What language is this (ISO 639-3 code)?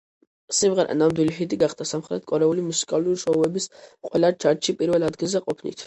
kat